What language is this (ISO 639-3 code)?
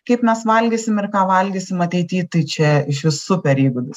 lit